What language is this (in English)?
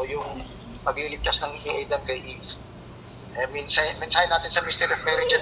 Filipino